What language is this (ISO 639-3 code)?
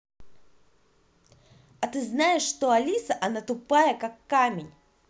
rus